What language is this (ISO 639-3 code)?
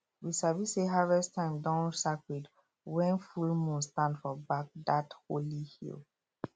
pcm